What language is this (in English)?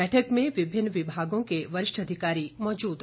Hindi